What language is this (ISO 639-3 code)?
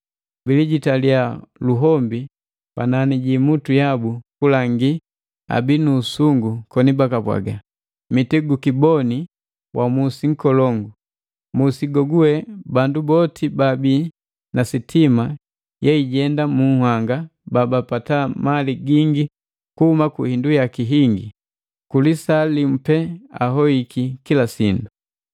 mgv